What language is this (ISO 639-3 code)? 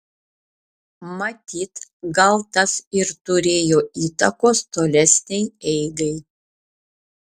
lit